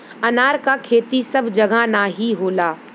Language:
Bhojpuri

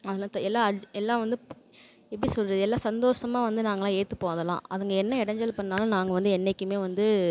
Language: Tamil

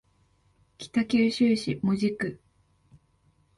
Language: Japanese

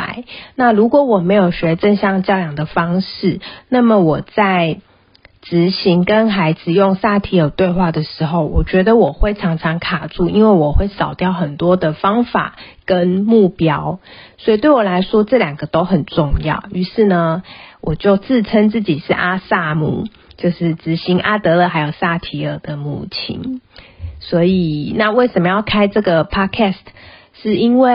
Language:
Chinese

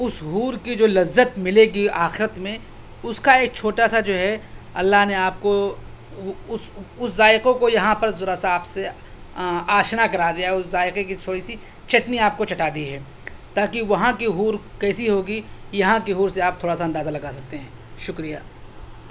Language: Urdu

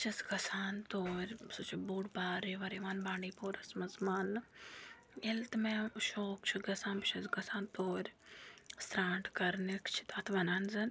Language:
Kashmiri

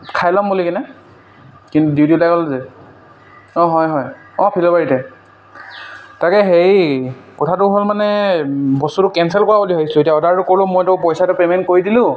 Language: Assamese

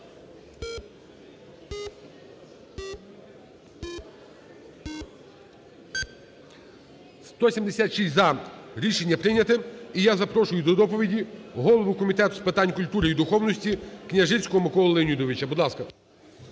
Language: Ukrainian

